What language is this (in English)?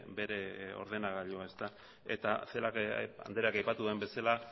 Basque